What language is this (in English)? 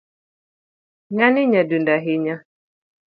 Luo (Kenya and Tanzania)